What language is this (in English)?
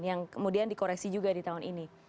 Indonesian